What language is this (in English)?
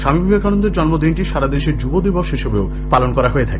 Bangla